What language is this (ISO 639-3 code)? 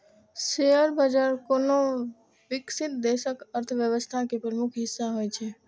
mai